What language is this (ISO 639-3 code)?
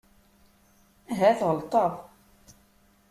kab